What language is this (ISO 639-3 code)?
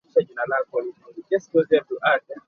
lug